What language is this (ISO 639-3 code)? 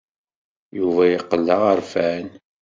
kab